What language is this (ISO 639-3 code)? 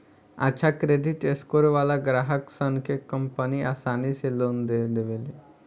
bho